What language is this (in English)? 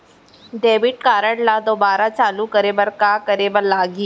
Chhattisgarhi